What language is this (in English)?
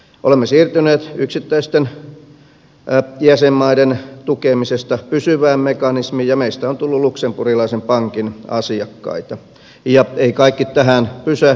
Finnish